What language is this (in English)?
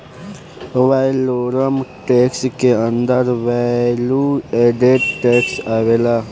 Bhojpuri